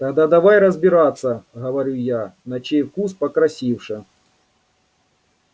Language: Russian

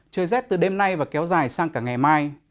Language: Vietnamese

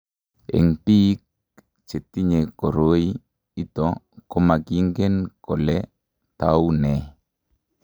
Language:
Kalenjin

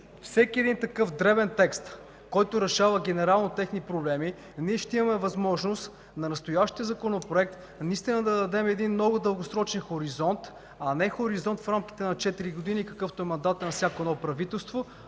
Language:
Bulgarian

